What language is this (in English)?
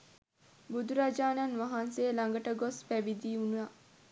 Sinhala